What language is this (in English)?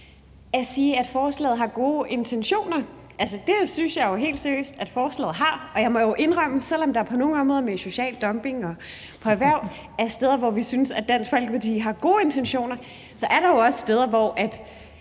Danish